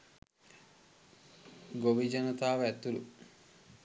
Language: Sinhala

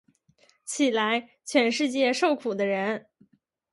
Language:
Chinese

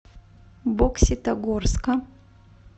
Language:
Russian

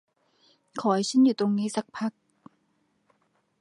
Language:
Thai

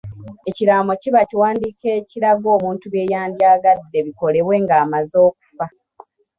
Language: Ganda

